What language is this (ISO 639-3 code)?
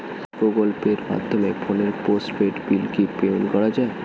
ben